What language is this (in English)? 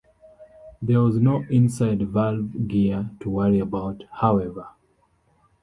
English